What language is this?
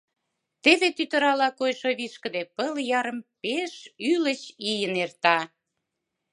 Mari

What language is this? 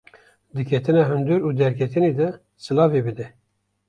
Kurdish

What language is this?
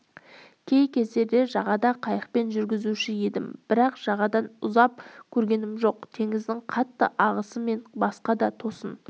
Kazakh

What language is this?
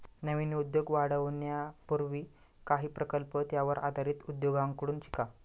Marathi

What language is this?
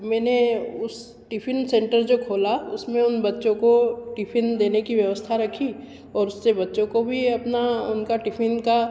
Hindi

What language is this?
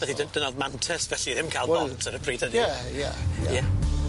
Welsh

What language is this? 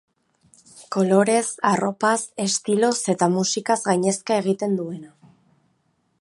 Basque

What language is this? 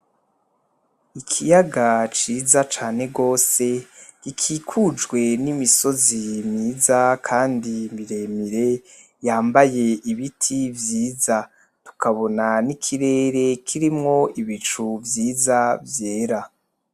Rundi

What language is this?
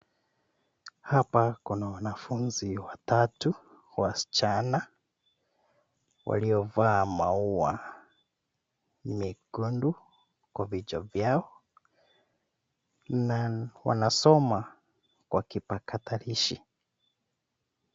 Swahili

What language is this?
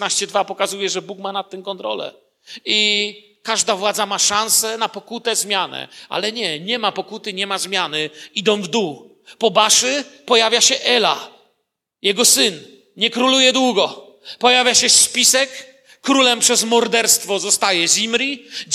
Polish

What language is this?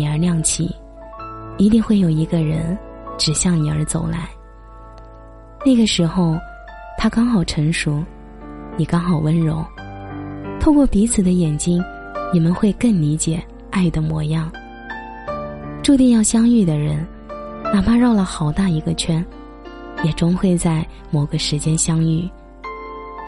Chinese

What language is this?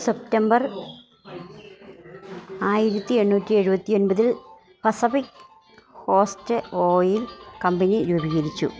Malayalam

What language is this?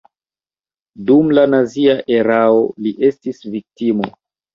Esperanto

